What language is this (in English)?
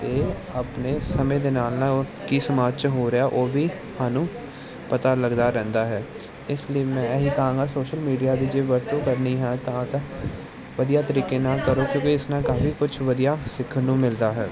Punjabi